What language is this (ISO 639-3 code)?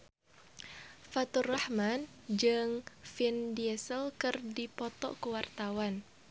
sun